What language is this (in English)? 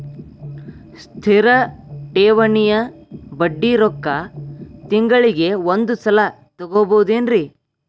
Kannada